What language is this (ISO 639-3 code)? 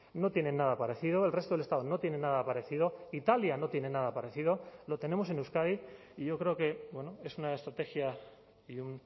spa